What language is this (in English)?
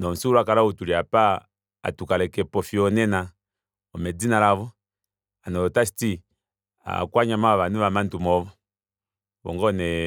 Kuanyama